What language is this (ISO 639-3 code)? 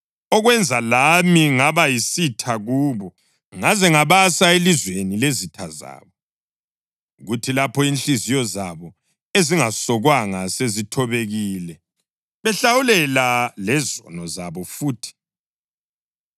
nde